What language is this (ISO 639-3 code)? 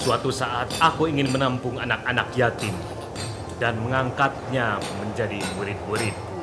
ind